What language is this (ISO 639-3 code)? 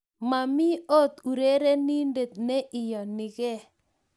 kln